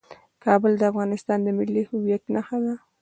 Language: Pashto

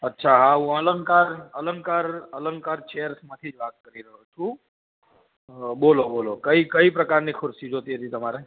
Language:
Gujarati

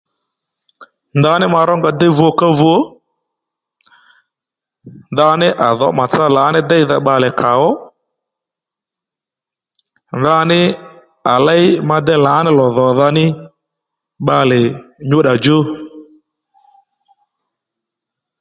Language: Lendu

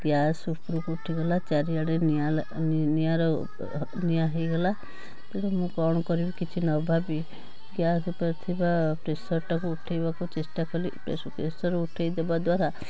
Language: Odia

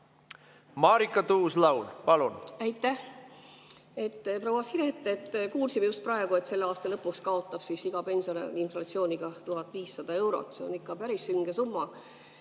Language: Estonian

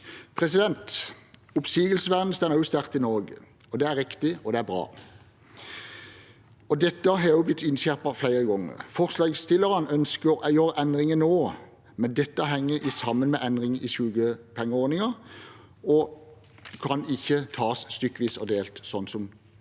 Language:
Norwegian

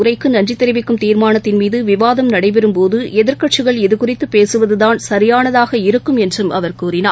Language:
Tamil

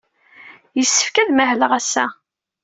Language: Kabyle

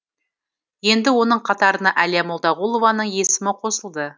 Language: Kazakh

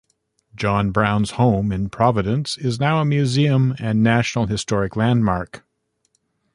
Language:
English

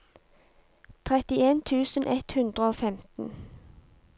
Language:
Norwegian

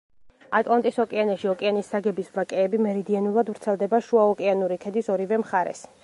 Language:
Georgian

